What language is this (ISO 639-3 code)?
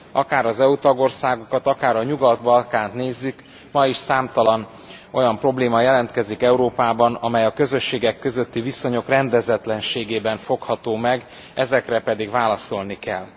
hun